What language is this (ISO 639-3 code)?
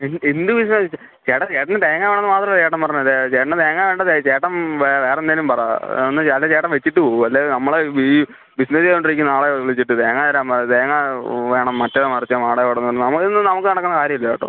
mal